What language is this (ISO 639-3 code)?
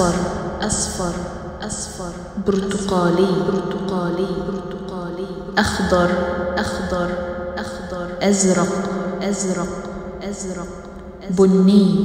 ara